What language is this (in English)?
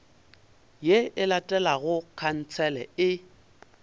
Northern Sotho